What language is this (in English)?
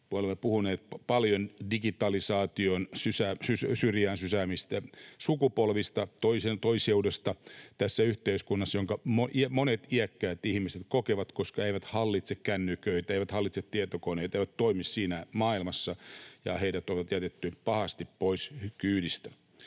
Finnish